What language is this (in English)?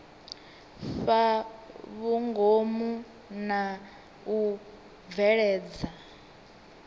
Venda